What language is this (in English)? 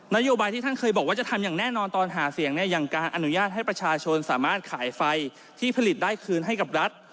Thai